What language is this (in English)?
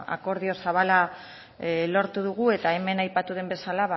Basque